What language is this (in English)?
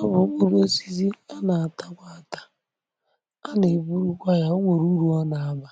Igbo